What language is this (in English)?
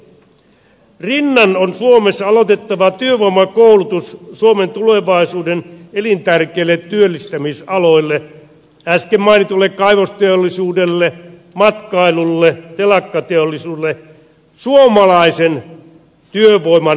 Finnish